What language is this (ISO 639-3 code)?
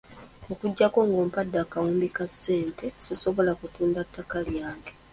lug